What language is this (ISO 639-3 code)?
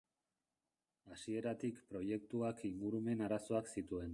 eus